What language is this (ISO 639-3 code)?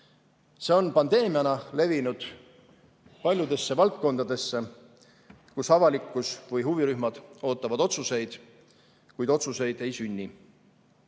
est